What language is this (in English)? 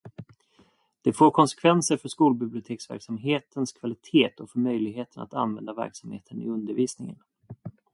Swedish